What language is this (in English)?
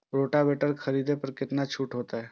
Maithili